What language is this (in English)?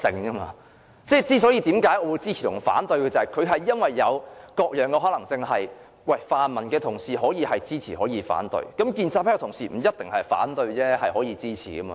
Cantonese